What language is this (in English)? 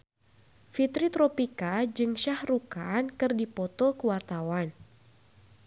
Sundanese